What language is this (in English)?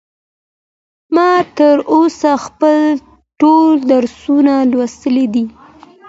Pashto